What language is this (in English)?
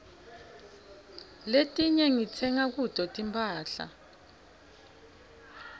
Swati